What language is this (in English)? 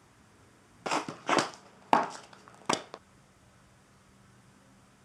French